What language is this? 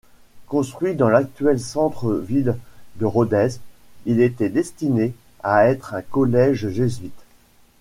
French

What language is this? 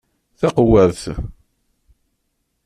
Kabyle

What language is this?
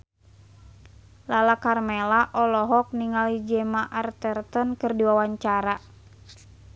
Sundanese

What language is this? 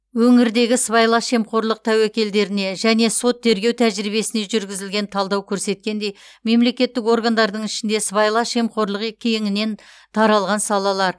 Kazakh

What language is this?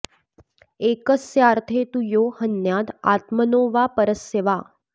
Sanskrit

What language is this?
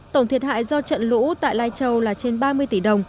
Vietnamese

